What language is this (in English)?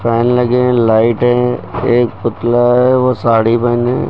Hindi